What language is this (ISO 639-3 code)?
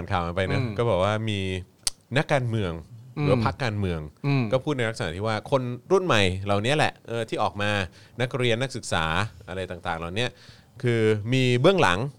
tha